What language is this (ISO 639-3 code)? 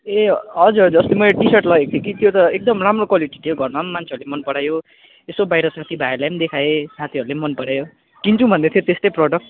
nep